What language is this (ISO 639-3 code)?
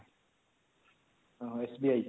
ori